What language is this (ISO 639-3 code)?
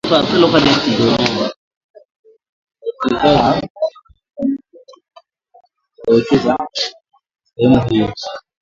swa